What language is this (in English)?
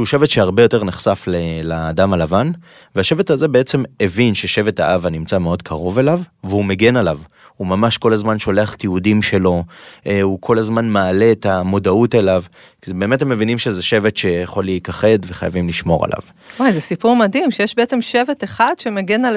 Hebrew